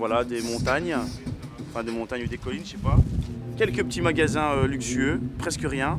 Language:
French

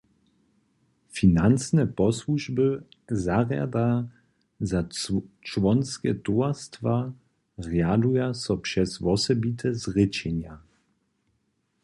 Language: Upper Sorbian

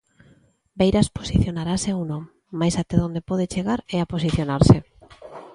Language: Galician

